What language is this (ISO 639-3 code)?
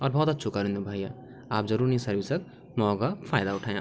gbm